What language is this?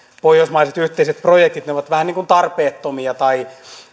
Finnish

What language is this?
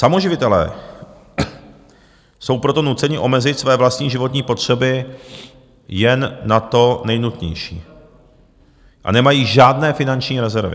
Czech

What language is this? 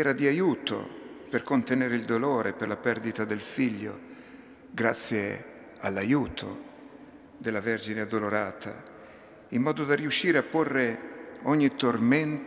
Italian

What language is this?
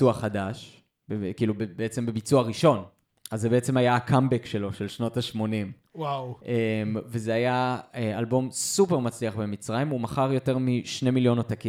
Hebrew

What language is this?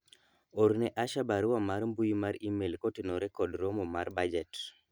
Luo (Kenya and Tanzania)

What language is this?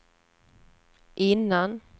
Swedish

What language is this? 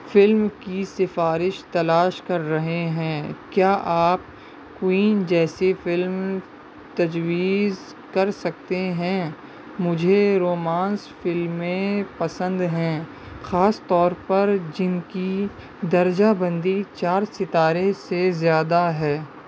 Urdu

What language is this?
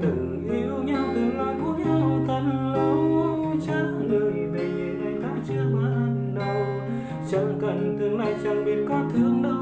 Vietnamese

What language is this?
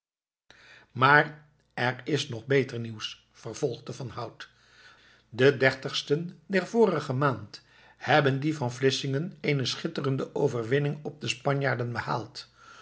Dutch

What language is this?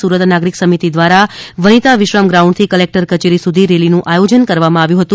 Gujarati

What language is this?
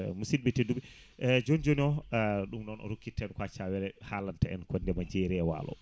Fula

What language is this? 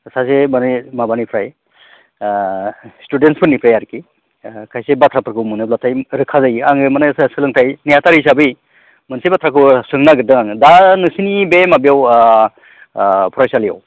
Bodo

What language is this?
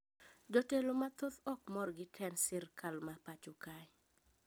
Luo (Kenya and Tanzania)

